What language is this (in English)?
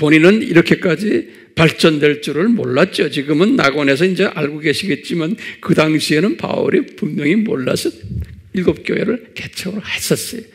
Korean